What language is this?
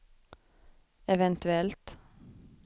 Swedish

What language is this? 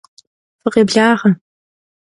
Kabardian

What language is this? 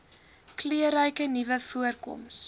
Afrikaans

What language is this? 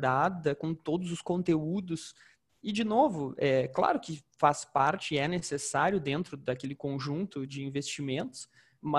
Portuguese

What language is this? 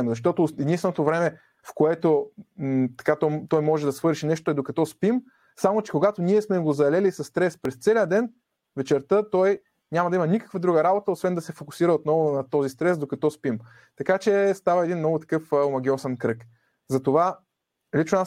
Bulgarian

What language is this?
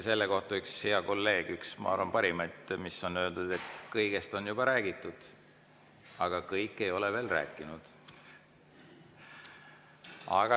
Estonian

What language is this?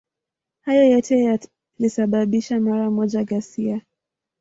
Swahili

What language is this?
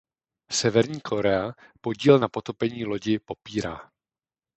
Czech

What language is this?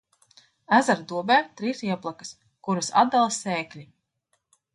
Latvian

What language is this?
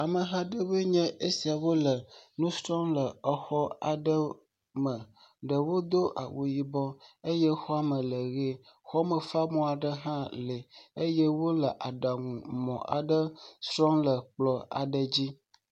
Ewe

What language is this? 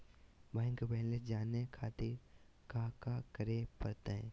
Magahi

